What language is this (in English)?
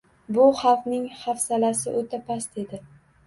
Uzbek